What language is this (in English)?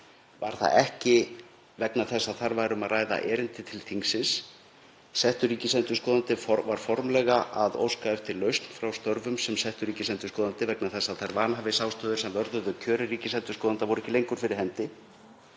Icelandic